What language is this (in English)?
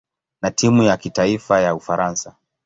Swahili